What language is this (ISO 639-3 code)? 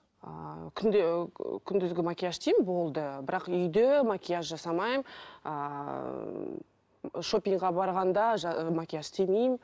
kaz